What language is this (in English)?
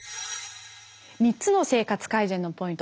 Japanese